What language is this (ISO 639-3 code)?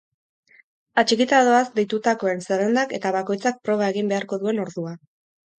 eus